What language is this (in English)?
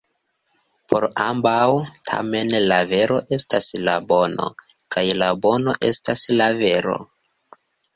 Esperanto